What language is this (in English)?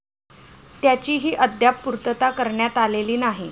Marathi